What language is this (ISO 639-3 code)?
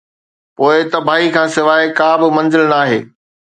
snd